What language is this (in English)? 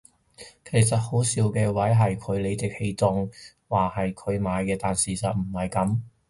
Cantonese